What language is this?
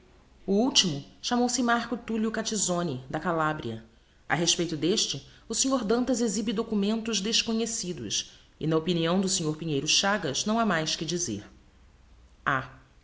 Portuguese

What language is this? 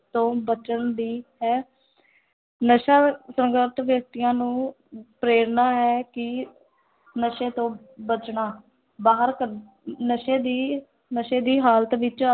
Punjabi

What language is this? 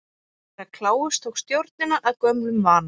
Icelandic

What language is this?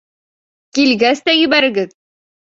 Bashkir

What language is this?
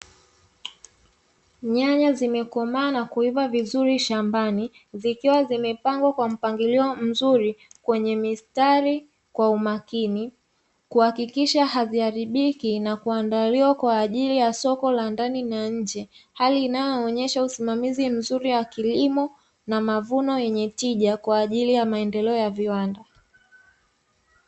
Swahili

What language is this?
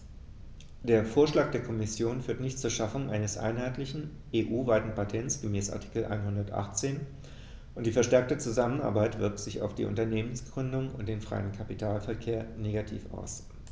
German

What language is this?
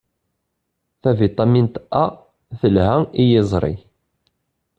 Kabyle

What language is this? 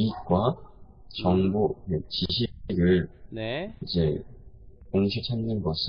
Korean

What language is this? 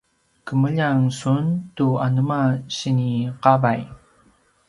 Paiwan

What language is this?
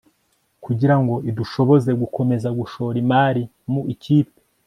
Kinyarwanda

